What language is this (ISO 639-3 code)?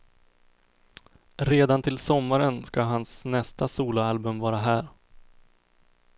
swe